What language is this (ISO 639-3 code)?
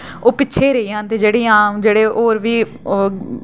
doi